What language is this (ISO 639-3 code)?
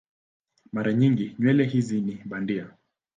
swa